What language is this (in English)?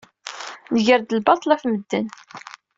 Kabyle